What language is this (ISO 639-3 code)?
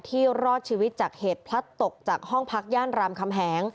tha